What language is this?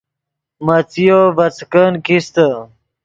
Yidgha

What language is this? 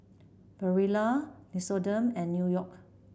English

